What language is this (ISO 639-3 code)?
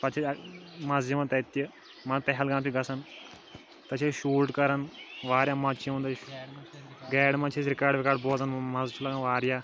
kas